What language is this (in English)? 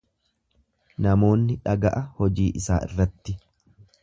Oromo